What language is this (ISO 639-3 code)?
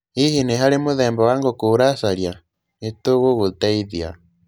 kik